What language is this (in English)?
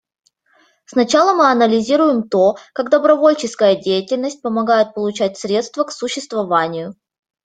Russian